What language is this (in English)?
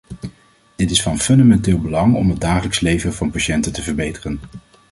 Dutch